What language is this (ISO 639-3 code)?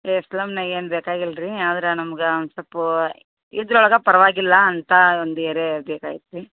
kan